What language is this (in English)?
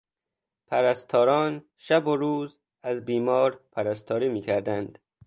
Persian